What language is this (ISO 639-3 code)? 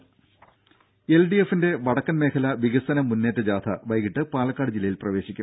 mal